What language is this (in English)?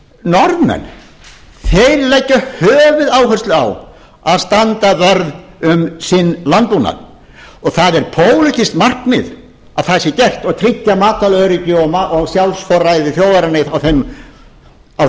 Icelandic